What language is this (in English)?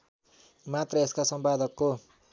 Nepali